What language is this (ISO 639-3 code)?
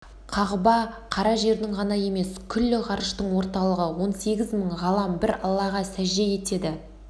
kaz